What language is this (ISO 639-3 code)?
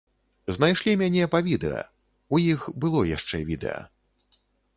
bel